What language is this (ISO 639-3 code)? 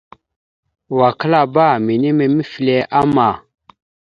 mxu